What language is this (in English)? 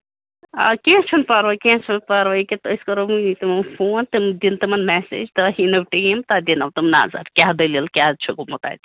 Kashmiri